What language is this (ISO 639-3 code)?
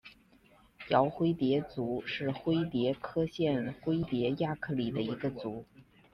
zho